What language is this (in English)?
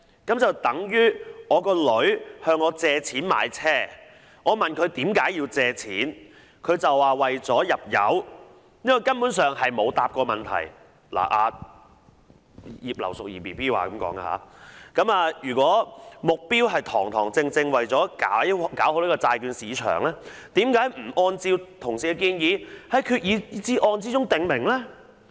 Cantonese